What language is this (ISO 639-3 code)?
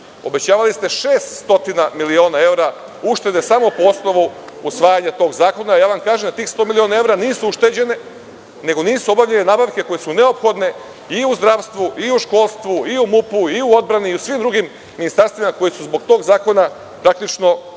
srp